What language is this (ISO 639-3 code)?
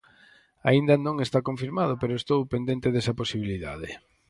glg